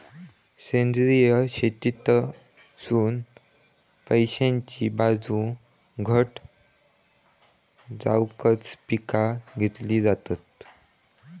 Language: Marathi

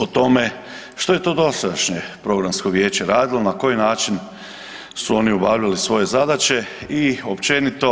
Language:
Croatian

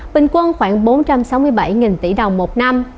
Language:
Vietnamese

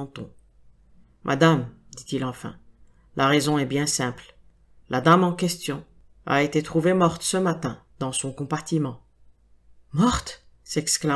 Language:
French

